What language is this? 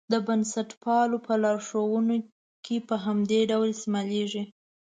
Pashto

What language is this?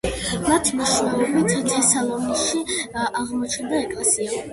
Georgian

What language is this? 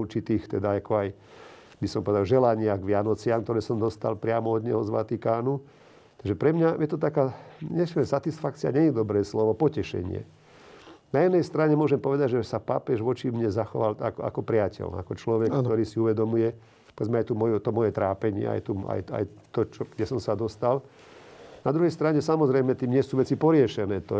Slovak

